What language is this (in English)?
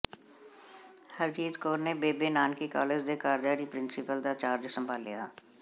Punjabi